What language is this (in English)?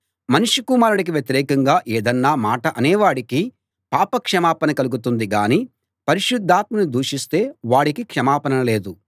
Telugu